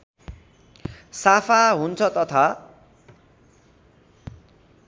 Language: Nepali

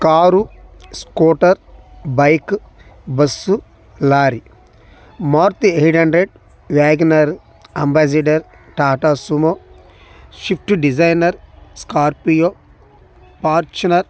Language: Telugu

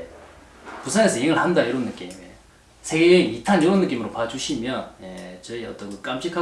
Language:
Korean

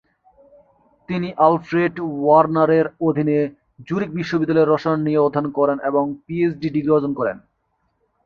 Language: Bangla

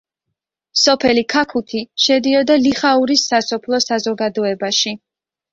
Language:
Georgian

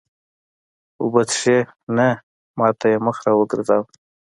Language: Pashto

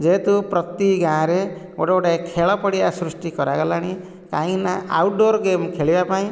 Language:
Odia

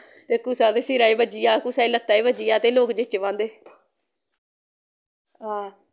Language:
Dogri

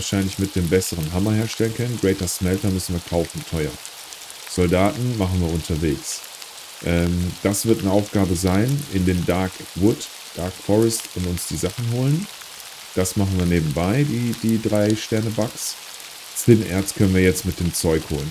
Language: German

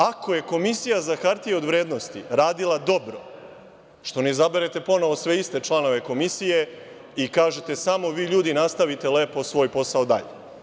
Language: Serbian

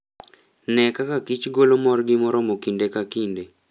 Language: Luo (Kenya and Tanzania)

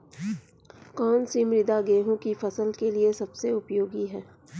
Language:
Hindi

